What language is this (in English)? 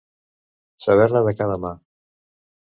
Catalan